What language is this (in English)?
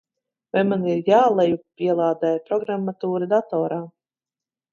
Latvian